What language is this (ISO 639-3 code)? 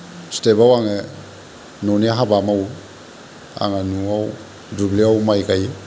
brx